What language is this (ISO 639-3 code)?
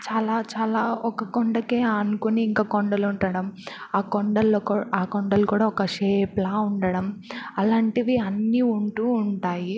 tel